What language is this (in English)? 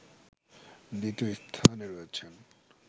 Bangla